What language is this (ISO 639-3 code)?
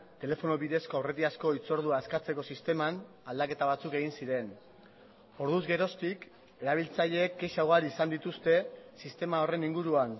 eus